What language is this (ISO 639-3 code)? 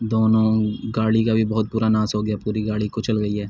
urd